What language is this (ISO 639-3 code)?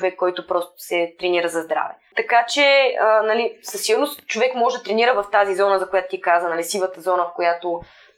bul